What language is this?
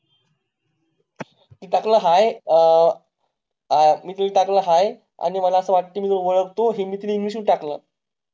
Marathi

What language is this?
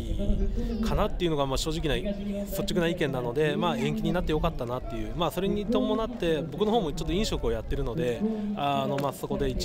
Japanese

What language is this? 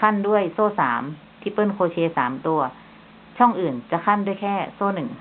Thai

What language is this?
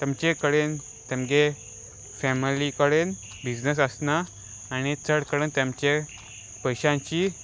Konkani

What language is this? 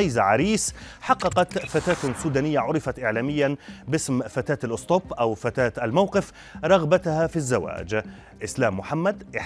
Arabic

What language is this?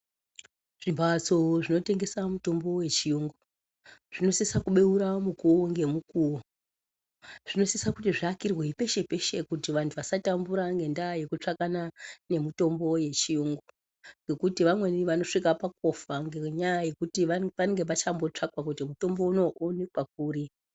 Ndau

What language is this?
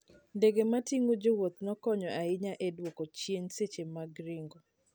Luo (Kenya and Tanzania)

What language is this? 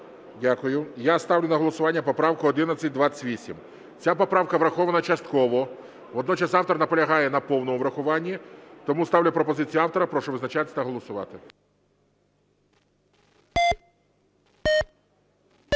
Ukrainian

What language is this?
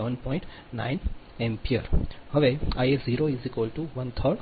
Gujarati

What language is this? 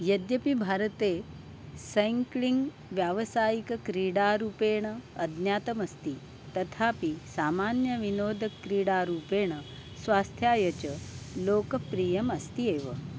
Sanskrit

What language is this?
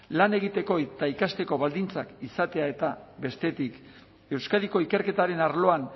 Basque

